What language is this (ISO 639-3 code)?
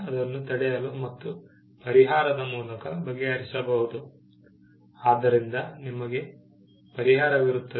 kan